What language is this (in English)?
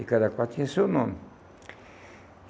Portuguese